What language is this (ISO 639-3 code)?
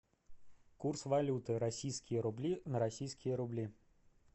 rus